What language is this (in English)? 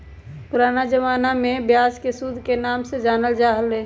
Magahi